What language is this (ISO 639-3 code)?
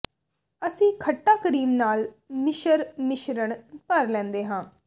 pan